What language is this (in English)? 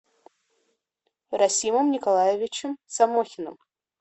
Russian